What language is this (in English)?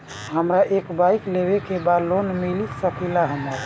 Bhojpuri